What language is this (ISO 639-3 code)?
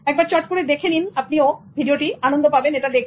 ben